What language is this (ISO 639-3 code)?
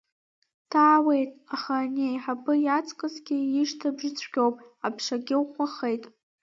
abk